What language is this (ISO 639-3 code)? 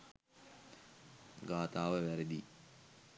sin